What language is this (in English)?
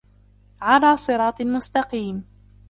Arabic